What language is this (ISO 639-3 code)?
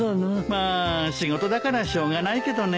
jpn